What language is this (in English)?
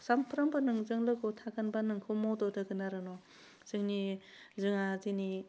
Bodo